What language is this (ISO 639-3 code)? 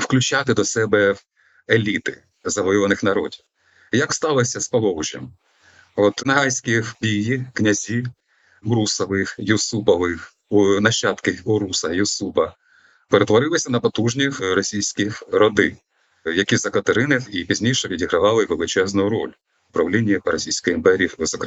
ukr